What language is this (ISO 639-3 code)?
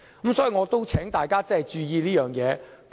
yue